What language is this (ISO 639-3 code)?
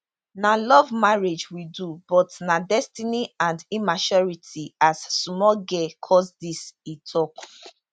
pcm